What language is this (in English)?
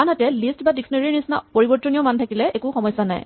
Assamese